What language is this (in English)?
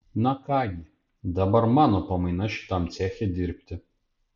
Lithuanian